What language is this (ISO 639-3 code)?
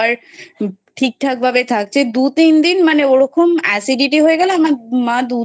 ben